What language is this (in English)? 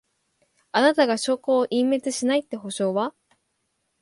Japanese